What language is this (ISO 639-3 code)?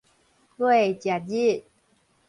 nan